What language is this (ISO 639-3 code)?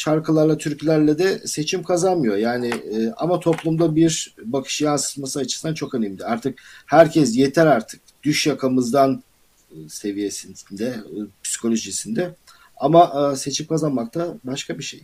tur